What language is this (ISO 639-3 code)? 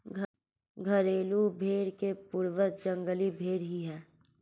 hin